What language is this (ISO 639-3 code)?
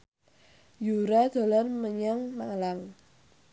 jav